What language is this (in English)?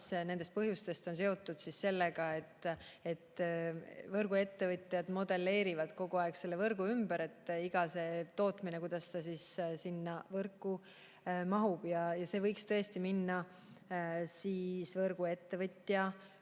Estonian